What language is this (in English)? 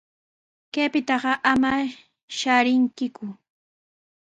Sihuas Ancash Quechua